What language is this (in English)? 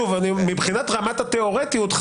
Hebrew